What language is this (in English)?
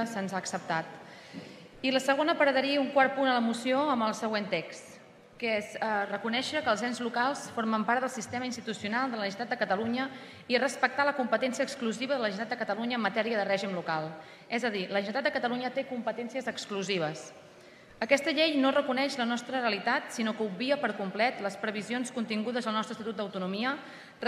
Spanish